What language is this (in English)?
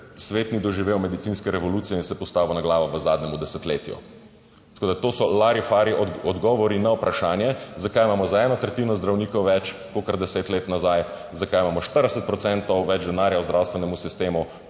Slovenian